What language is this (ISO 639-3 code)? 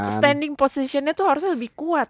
ind